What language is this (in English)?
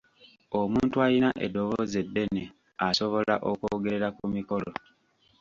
Ganda